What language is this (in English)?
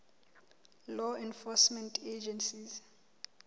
Southern Sotho